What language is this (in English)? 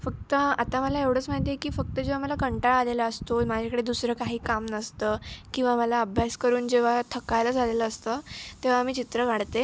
Marathi